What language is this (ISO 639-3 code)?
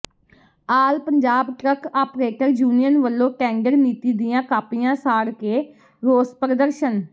pan